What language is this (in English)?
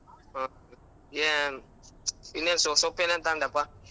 Kannada